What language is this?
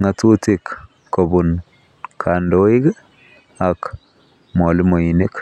Kalenjin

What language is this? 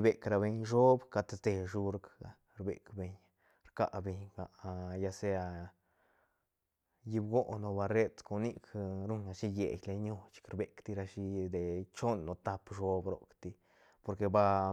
Santa Catarina Albarradas Zapotec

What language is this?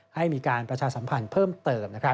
Thai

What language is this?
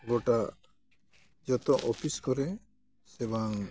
Santali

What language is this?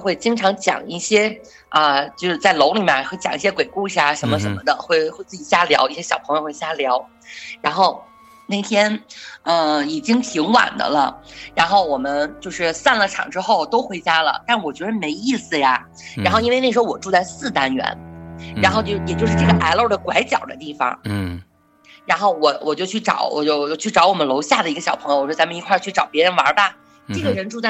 Chinese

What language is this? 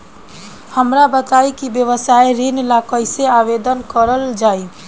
Bhojpuri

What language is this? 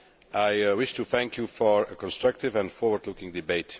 English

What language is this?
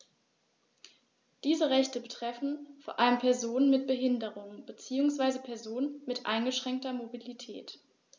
German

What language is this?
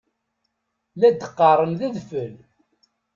Kabyle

